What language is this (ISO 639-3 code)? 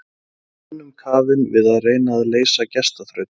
isl